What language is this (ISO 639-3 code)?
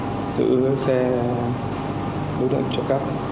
vie